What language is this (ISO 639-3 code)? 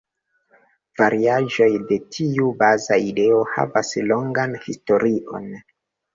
epo